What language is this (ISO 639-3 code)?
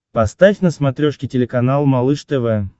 rus